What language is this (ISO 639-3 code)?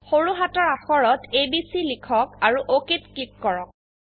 asm